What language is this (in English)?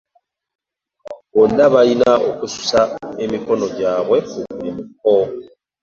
Ganda